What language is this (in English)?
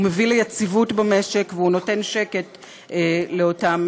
Hebrew